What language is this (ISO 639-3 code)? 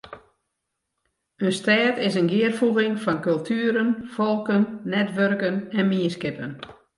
fry